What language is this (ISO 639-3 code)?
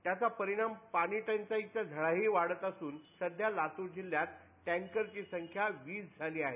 mar